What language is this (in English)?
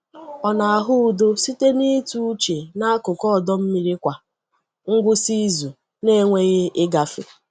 Igbo